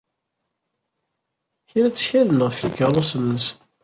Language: Kabyle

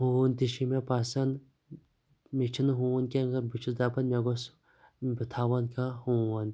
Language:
Kashmiri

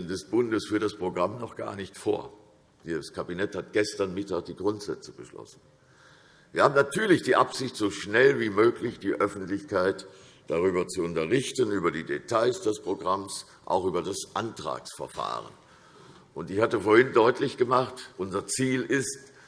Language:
German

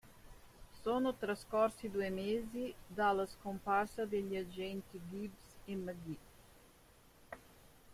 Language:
Italian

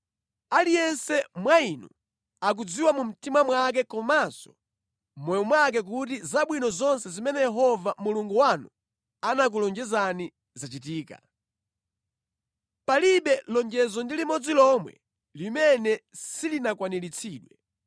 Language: Nyanja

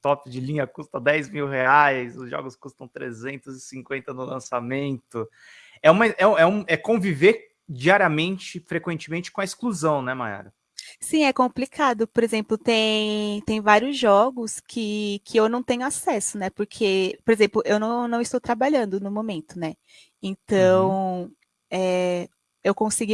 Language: Portuguese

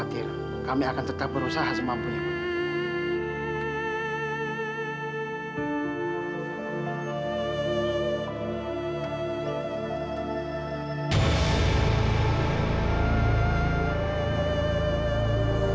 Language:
Indonesian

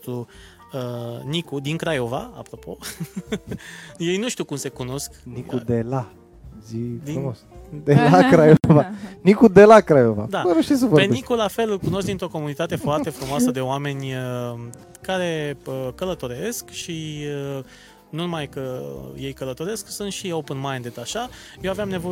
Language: Romanian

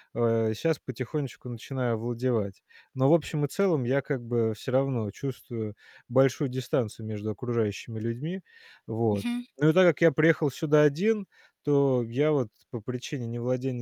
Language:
Russian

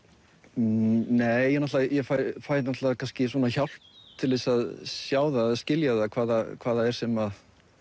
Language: Icelandic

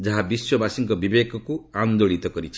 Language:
Odia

